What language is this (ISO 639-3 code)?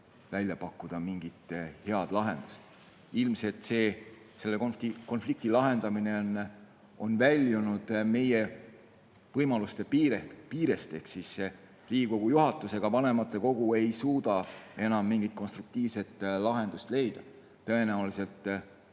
est